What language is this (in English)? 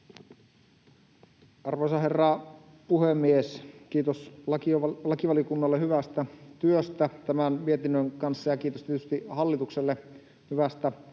Finnish